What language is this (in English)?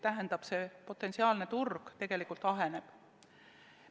Estonian